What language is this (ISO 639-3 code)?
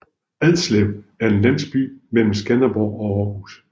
dan